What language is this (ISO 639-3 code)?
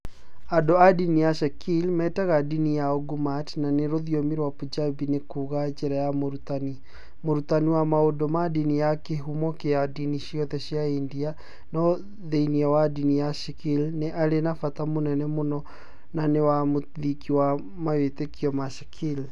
kik